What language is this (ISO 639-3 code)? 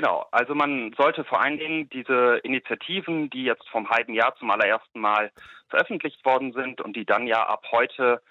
deu